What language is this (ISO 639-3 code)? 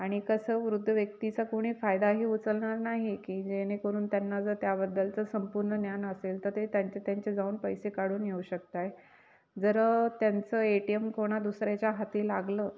mar